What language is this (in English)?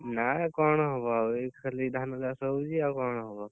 Odia